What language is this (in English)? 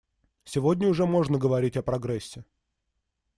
Russian